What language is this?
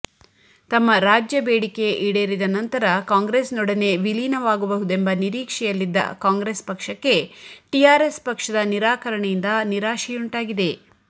Kannada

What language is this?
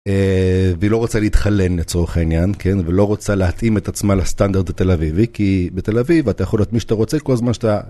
Hebrew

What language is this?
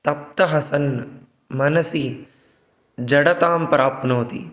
Sanskrit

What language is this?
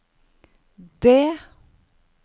Norwegian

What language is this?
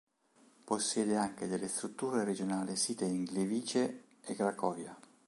Italian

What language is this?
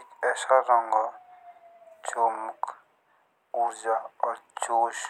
Jaunsari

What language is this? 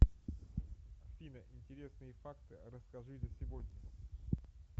Russian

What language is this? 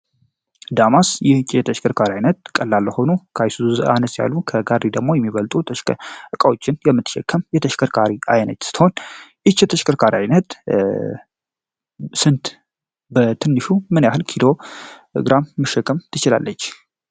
Amharic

